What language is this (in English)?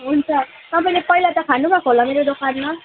Nepali